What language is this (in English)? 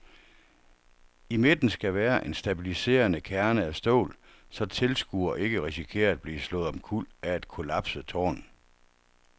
Danish